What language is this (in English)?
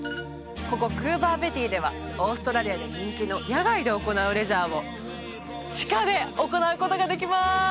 Japanese